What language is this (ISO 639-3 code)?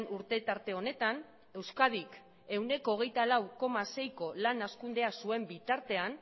eus